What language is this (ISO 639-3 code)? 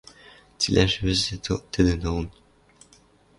mrj